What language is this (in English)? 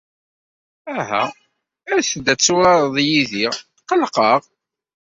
Kabyle